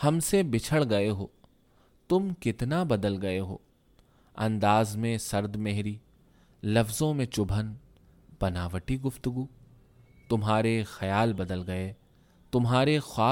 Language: Urdu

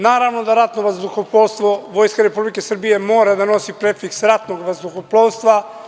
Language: Serbian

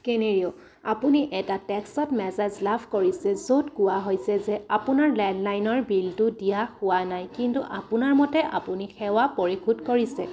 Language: Assamese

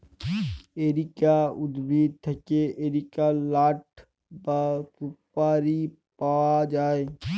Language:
Bangla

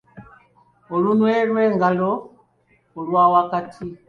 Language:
Ganda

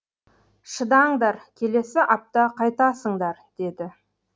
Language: Kazakh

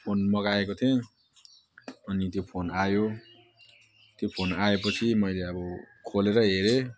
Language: Nepali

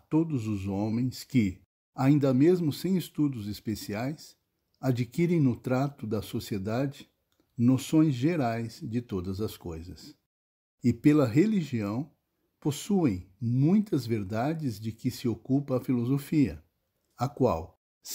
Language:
Portuguese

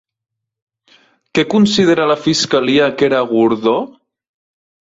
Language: Catalan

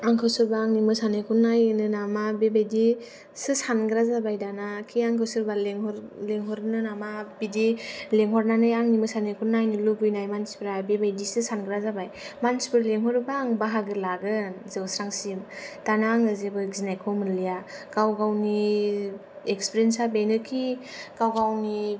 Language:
Bodo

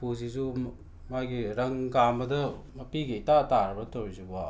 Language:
Manipuri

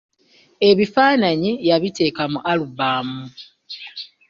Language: Ganda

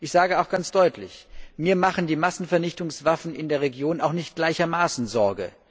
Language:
German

